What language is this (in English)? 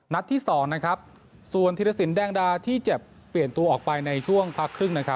Thai